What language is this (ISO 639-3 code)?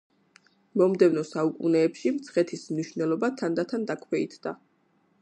kat